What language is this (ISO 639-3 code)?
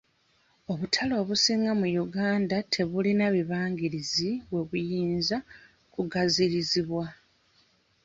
lug